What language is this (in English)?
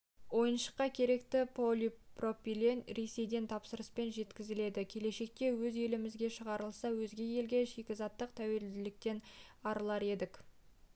Kazakh